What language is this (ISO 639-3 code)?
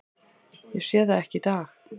isl